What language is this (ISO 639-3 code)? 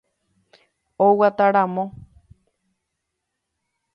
grn